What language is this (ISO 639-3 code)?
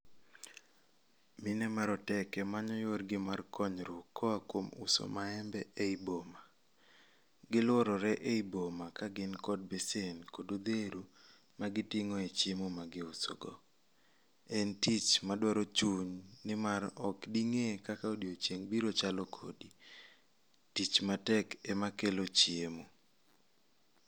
luo